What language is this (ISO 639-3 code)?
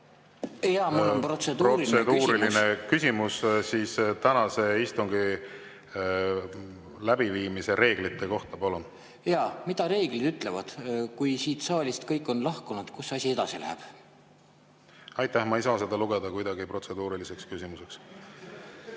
est